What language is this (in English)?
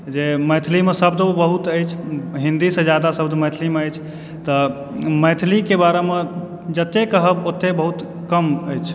Maithili